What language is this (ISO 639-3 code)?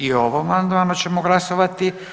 hrv